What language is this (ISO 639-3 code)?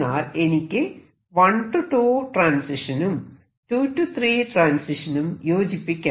mal